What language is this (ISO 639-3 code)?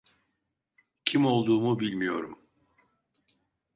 tur